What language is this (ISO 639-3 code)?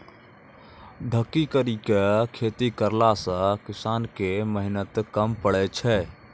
mai